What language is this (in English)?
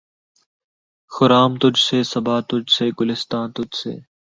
Urdu